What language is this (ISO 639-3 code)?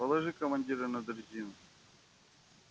rus